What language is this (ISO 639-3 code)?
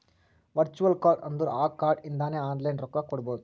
kan